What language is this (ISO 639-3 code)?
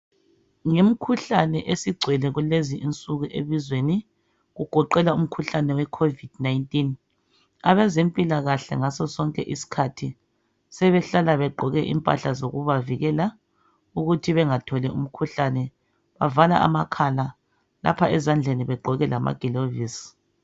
nde